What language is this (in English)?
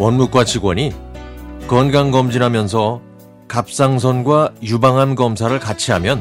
Korean